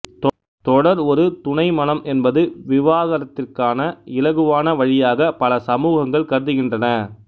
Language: Tamil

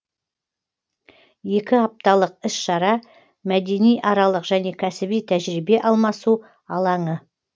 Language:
Kazakh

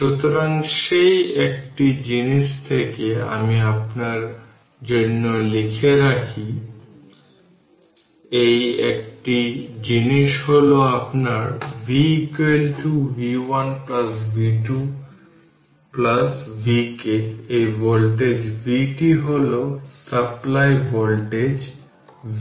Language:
Bangla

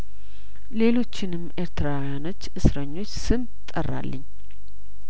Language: Amharic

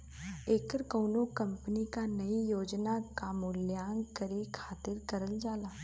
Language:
Bhojpuri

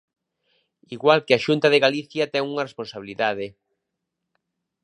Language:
Galician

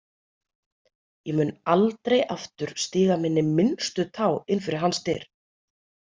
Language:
Icelandic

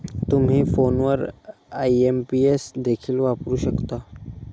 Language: Marathi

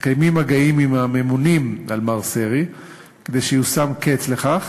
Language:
Hebrew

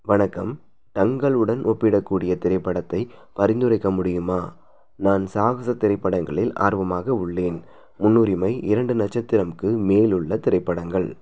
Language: Tamil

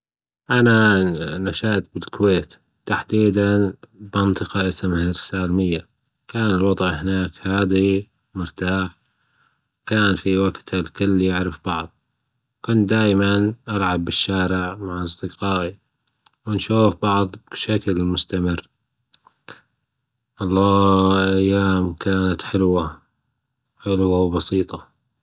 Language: Gulf Arabic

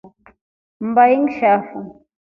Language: Rombo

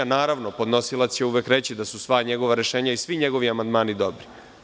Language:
Serbian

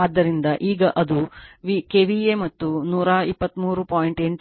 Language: Kannada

